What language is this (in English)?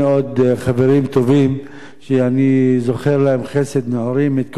Hebrew